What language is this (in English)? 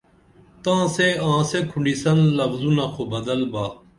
Dameli